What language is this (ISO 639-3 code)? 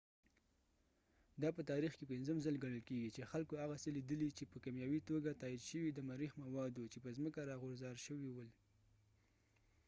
pus